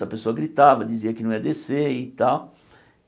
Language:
Portuguese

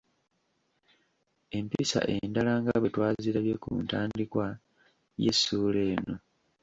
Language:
Ganda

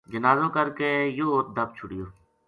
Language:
Gujari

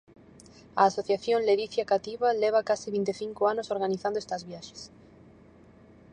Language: Galician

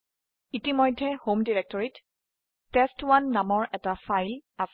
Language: Assamese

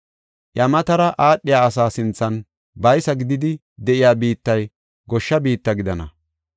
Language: Gofa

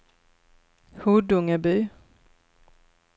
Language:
Swedish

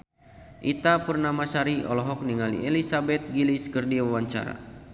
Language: Sundanese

